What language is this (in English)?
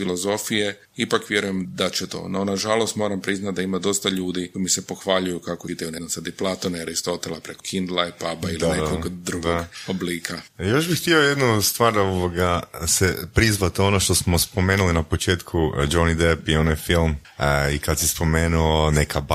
Croatian